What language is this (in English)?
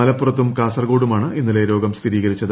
Malayalam